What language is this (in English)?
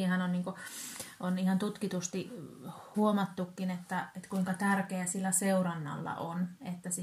Finnish